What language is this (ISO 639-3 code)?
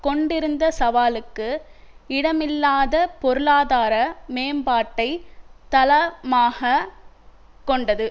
tam